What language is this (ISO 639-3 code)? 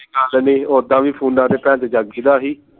pan